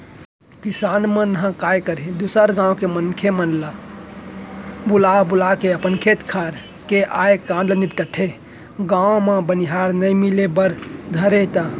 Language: Chhattisgarhi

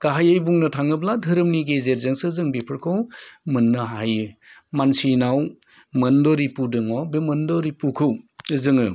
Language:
Bodo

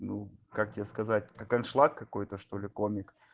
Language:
Russian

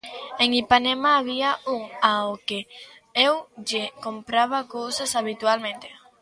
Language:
Galician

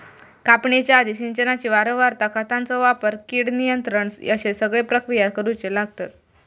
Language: Marathi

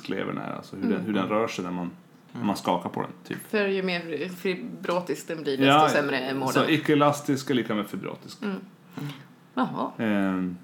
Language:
Swedish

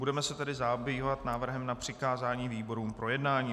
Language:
Czech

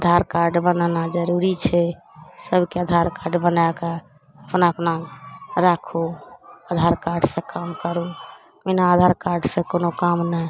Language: Maithili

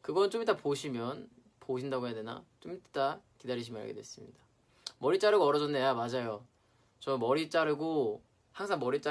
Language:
Korean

